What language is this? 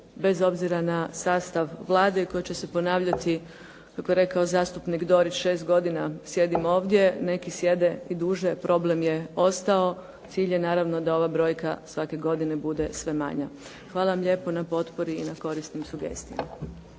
Croatian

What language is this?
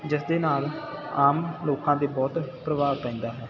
Punjabi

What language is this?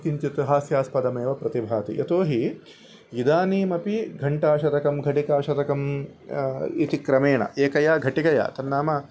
Sanskrit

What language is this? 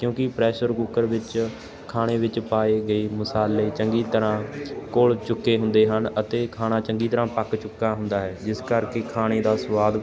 Punjabi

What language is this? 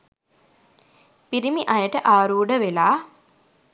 Sinhala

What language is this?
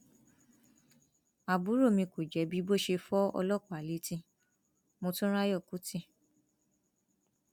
Yoruba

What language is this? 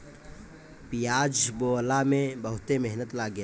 Bhojpuri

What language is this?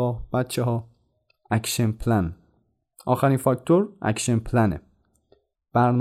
Persian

